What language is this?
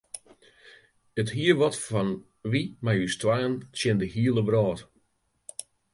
Western Frisian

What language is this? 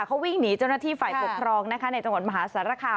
Thai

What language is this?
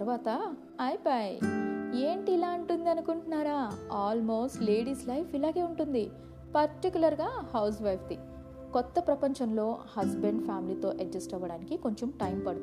Telugu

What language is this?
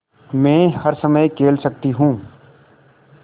Hindi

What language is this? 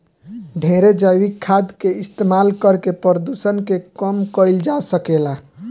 Bhojpuri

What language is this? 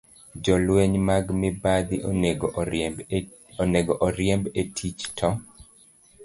Luo (Kenya and Tanzania)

